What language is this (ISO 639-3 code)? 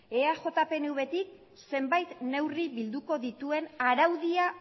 eus